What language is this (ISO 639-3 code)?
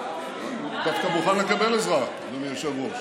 heb